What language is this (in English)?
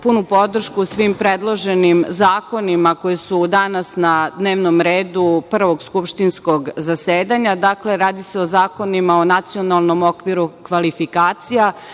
Serbian